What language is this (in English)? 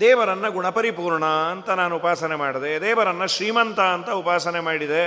Kannada